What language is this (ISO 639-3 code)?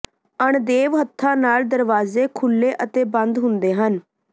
pan